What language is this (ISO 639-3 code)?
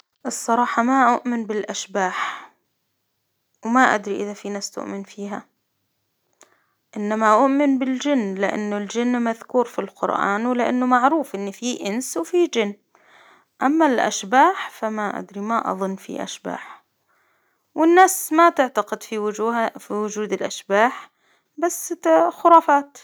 acw